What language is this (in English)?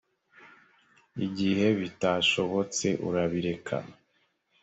Kinyarwanda